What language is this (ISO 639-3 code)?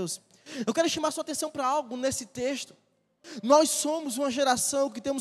por